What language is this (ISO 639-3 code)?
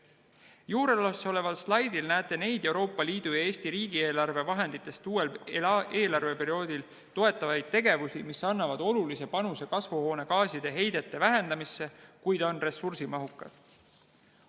est